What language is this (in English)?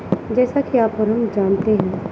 Urdu